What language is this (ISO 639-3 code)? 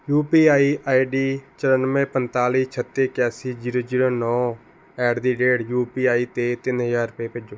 pan